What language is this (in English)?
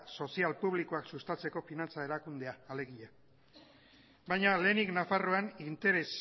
Basque